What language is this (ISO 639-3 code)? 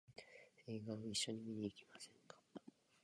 jpn